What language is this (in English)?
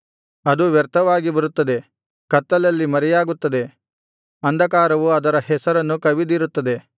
Kannada